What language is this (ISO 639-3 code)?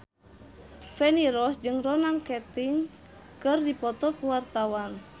sun